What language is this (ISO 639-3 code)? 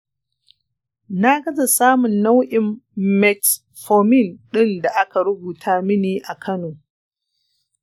hau